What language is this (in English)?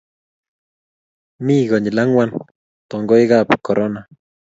Kalenjin